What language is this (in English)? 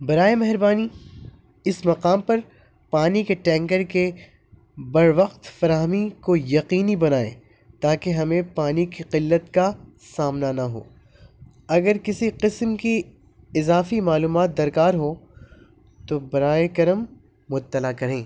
Urdu